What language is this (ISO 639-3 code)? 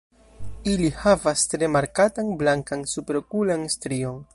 epo